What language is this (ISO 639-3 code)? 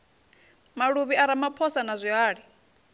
ven